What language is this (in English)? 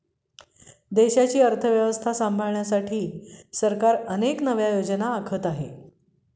Marathi